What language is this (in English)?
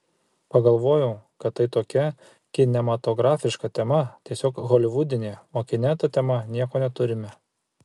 Lithuanian